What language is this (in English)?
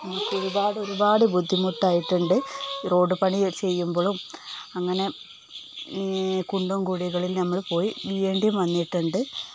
Malayalam